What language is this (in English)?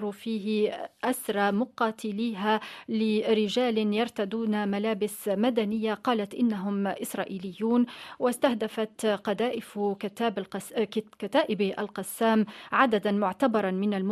Arabic